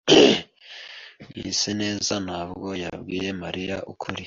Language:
Kinyarwanda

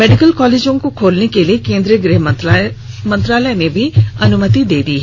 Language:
Hindi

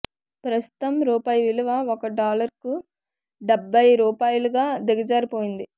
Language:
Telugu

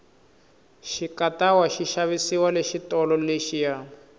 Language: Tsonga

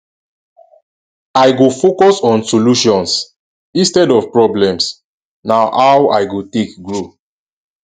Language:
Nigerian Pidgin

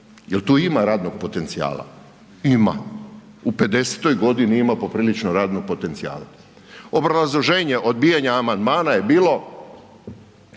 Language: Croatian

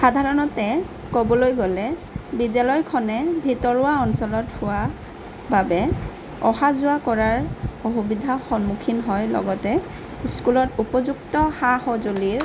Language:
Assamese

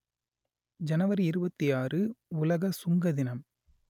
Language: Tamil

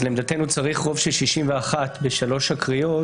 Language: Hebrew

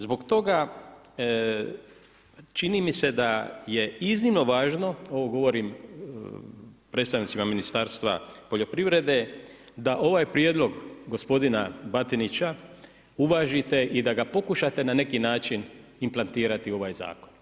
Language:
Croatian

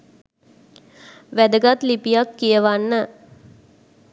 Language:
Sinhala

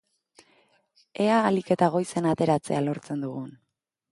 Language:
Basque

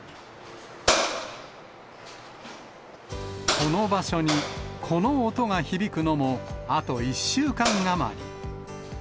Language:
Japanese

